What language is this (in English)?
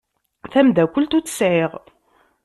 Kabyle